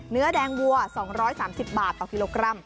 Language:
Thai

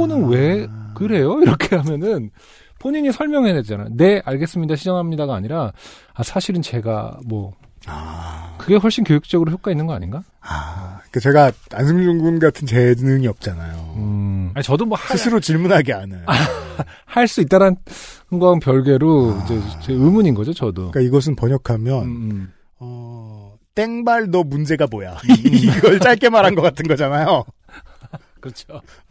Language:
Korean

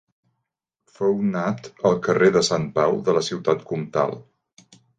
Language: Catalan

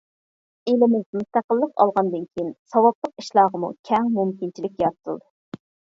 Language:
Uyghur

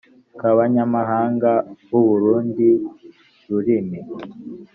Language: Kinyarwanda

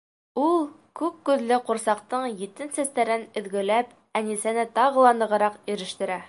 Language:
Bashkir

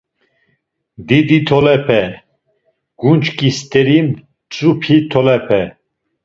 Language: Laz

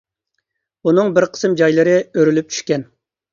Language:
Uyghur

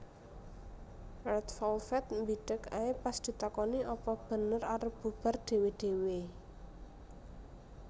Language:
Javanese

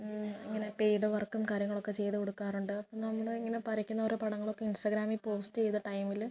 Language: Malayalam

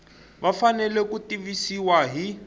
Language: Tsonga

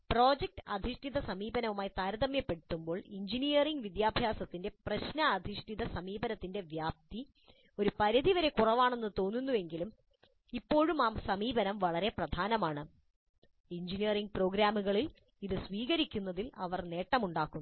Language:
Malayalam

